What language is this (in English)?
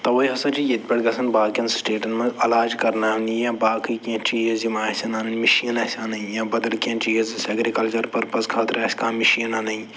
Kashmiri